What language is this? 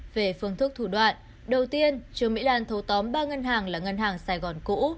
Vietnamese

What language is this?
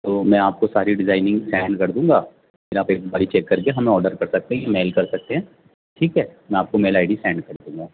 Urdu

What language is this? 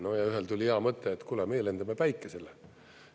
Estonian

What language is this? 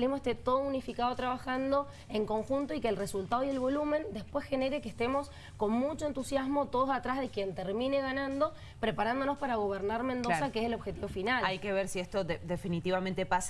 Spanish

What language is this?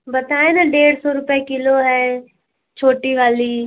Hindi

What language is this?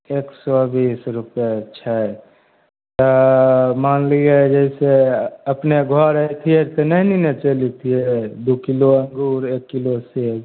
Maithili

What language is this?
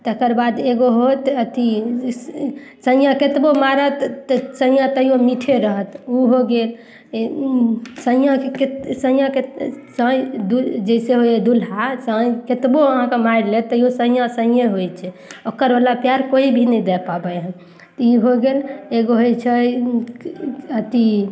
Maithili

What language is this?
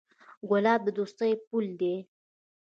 Pashto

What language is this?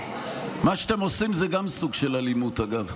Hebrew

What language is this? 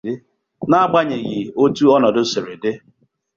Igbo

